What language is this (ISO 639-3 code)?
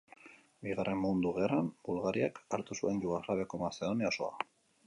eus